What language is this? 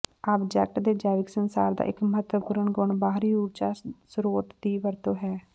Punjabi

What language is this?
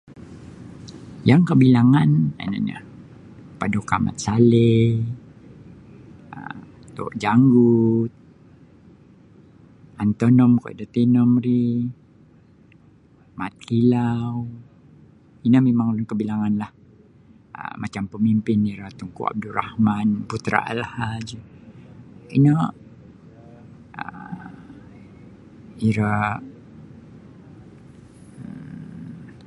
Sabah Bisaya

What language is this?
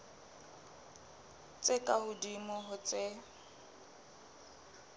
Southern Sotho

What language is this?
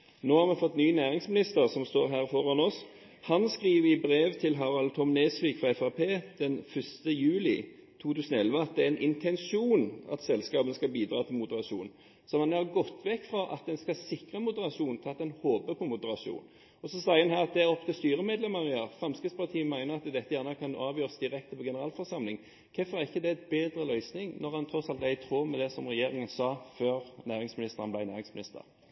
Norwegian Bokmål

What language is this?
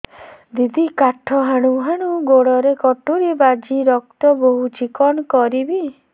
Odia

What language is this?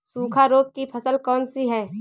Hindi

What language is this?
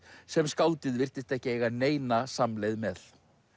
Icelandic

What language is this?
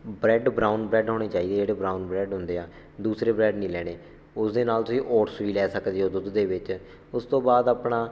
Punjabi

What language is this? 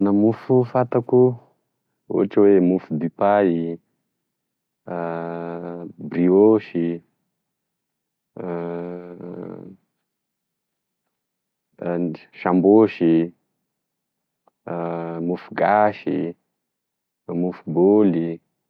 Tesaka Malagasy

